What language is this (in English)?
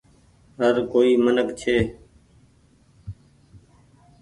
Goaria